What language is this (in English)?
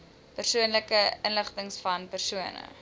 Afrikaans